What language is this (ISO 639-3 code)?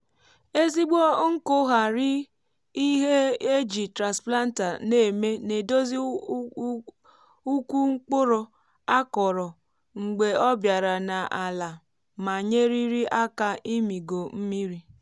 ibo